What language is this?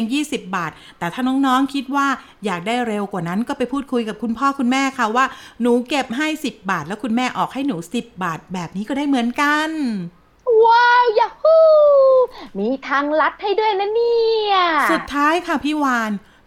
Thai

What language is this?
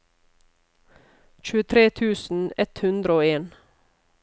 Norwegian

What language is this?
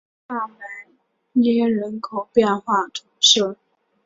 Chinese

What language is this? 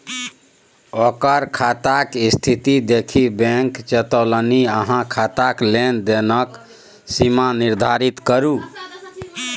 Maithili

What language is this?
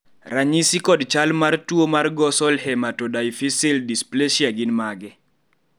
Luo (Kenya and Tanzania)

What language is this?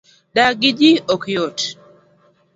Luo (Kenya and Tanzania)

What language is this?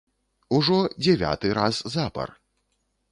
Belarusian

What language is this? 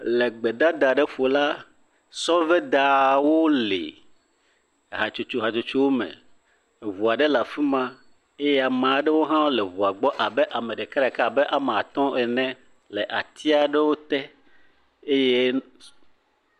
Ewe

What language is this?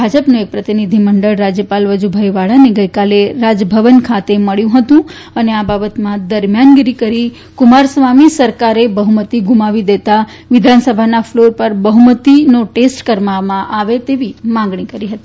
Gujarati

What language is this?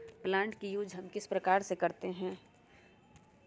Magahi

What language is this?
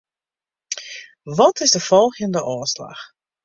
Western Frisian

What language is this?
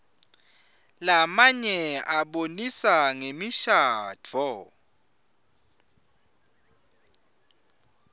Swati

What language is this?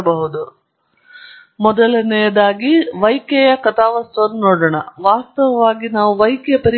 Kannada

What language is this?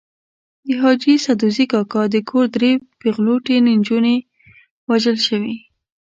Pashto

